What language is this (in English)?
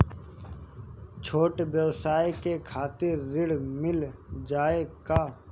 Bhojpuri